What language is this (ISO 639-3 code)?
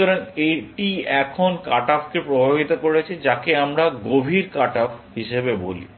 ben